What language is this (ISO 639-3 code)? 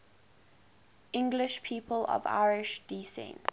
eng